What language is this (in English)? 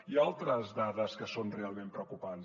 Catalan